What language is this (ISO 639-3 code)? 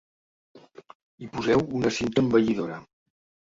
cat